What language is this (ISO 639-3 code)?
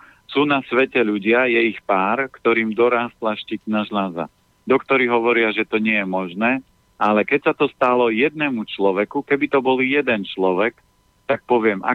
slk